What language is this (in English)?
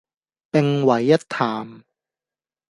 Cantonese